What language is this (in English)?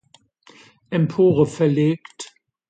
German